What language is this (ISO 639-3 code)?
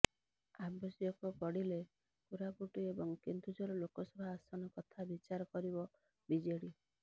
ori